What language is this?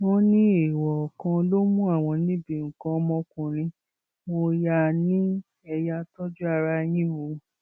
Yoruba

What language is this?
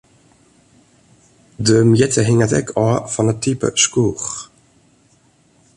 Western Frisian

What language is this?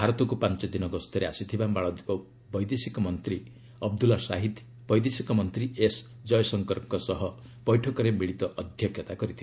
Odia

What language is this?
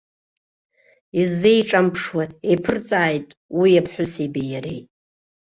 Abkhazian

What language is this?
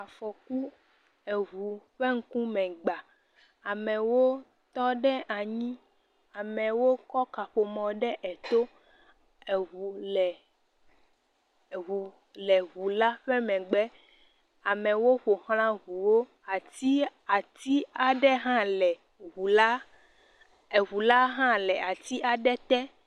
Ewe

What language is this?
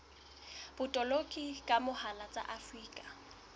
Southern Sotho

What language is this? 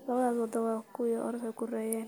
Somali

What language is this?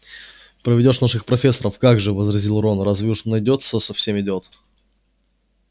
Russian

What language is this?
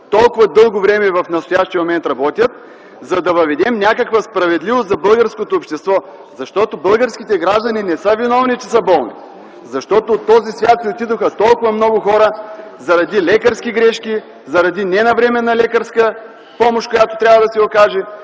Bulgarian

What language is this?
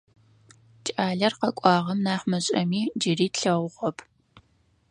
Adyghe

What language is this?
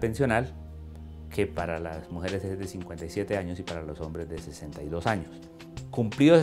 Spanish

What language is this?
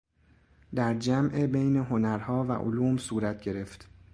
Persian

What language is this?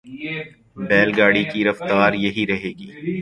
Urdu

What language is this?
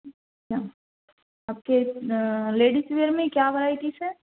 Urdu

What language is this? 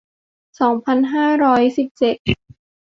Thai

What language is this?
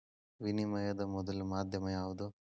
Kannada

